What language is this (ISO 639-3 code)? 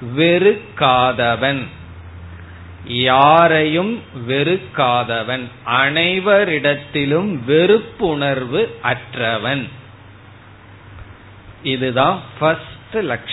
tam